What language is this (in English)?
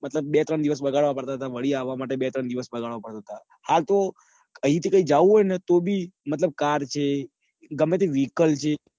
Gujarati